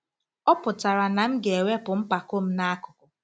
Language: Igbo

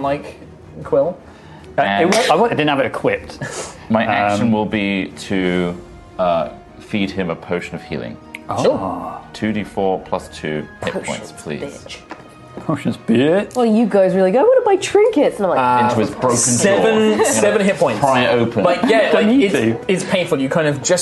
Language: English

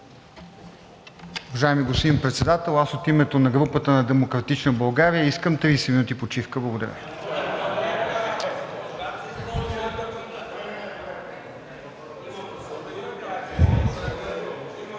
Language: Bulgarian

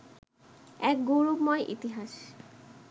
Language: Bangla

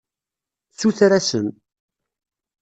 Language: Kabyle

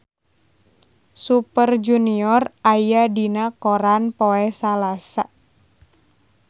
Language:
Sundanese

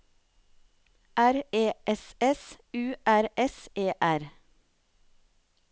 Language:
Norwegian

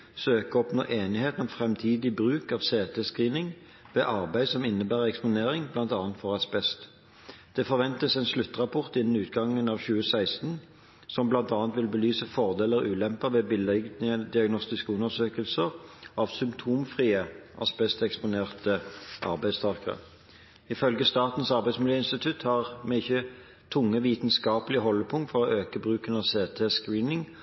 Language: Norwegian Bokmål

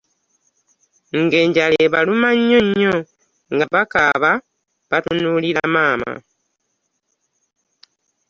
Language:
Ganda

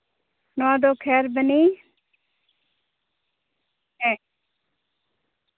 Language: Santali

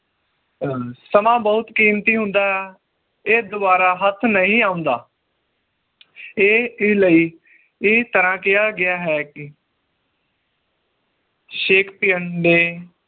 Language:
Punjabi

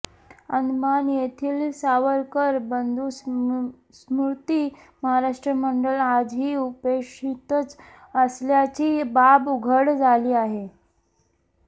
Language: Marathi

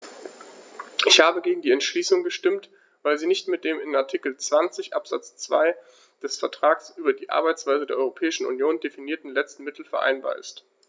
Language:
German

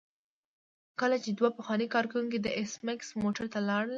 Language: Pashto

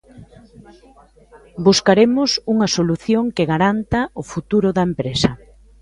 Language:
Galician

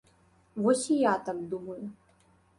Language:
Belarusian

